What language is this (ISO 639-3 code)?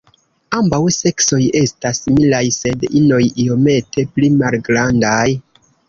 epo